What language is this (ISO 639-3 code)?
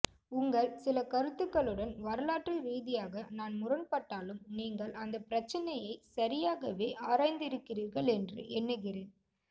tam